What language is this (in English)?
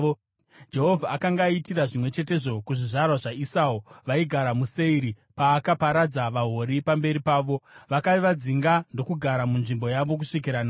Shona